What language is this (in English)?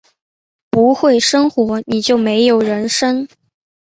Chinese